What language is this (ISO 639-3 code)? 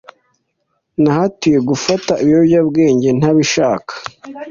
kin